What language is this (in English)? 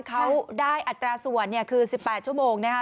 Thai